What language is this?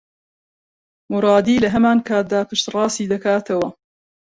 Central Kurdish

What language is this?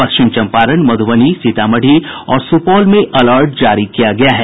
Hindi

